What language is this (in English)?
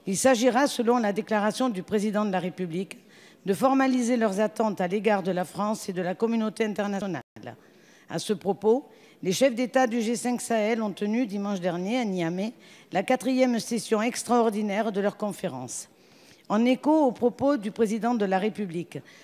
French